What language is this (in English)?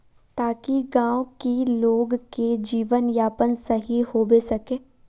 Magahi